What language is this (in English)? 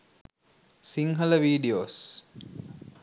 Sinhala